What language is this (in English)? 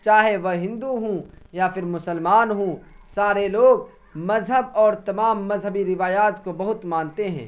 Urdu